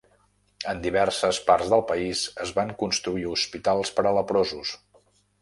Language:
Catalan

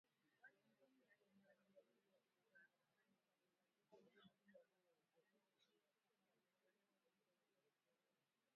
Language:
Swahili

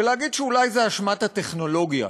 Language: Hebrew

